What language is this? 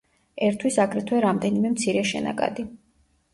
Georgian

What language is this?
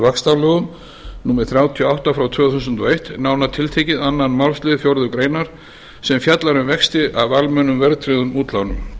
Icelandic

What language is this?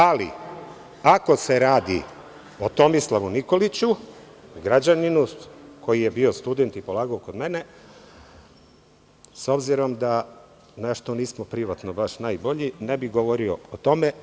Serbian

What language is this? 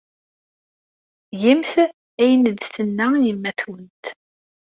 Kabyle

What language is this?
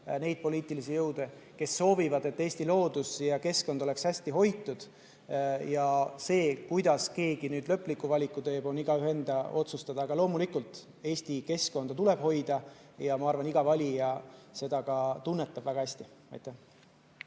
Estonian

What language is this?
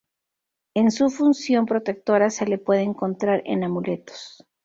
Spanish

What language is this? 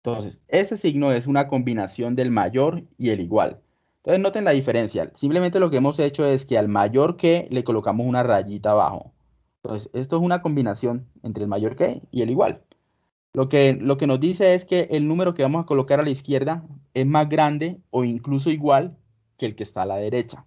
Spanish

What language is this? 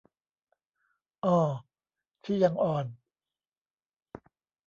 Thai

